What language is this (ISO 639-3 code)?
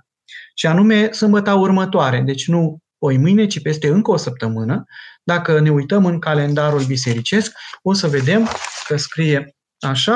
ron